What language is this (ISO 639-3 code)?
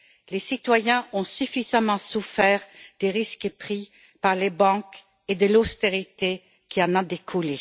fra